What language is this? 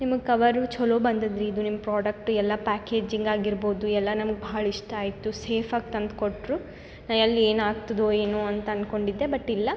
Kannada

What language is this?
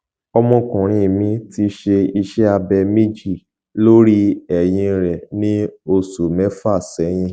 Yoruba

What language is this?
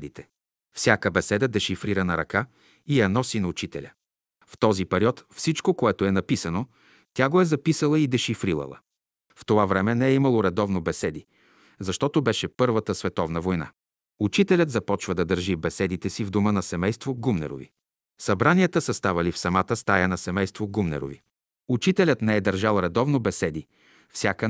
Bulgarian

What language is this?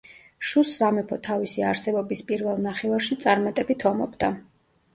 Georgian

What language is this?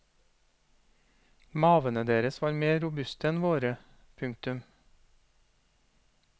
Norwegian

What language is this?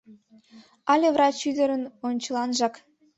Mari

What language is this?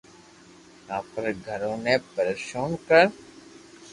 Loarki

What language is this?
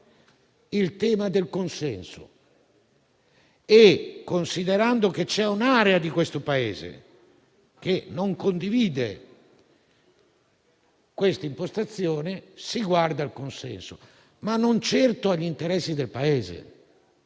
Italian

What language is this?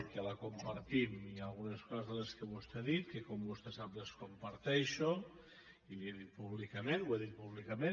Catalan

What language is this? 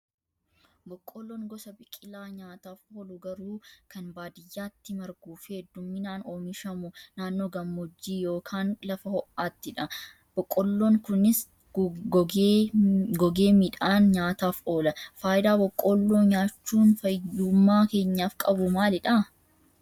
Oromo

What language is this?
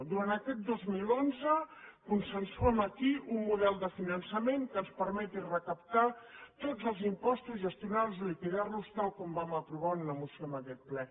Catalan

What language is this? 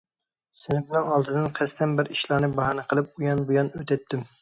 Uyghur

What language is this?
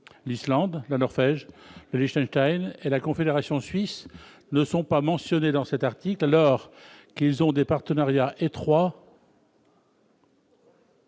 French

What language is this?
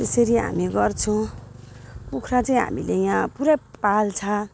Nepali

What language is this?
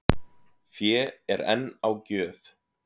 Icelandic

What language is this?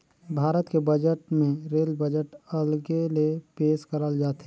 Chhattisgarhi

